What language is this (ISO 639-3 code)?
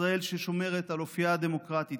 heb